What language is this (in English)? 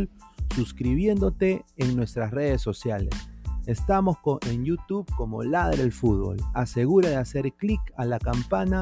Spanish